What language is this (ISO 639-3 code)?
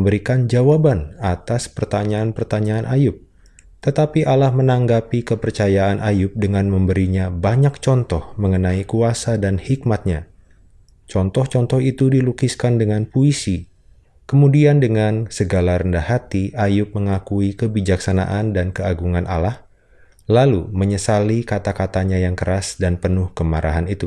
ind